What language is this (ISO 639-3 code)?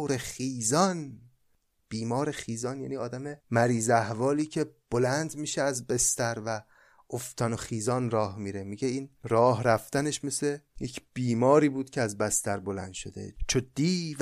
fas